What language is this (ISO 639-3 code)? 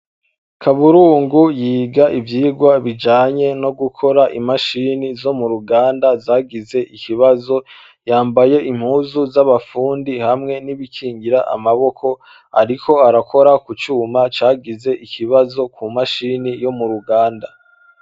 run